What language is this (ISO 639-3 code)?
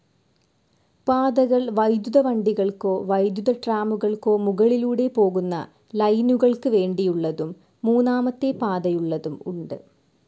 mal